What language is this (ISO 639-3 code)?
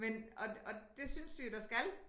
dan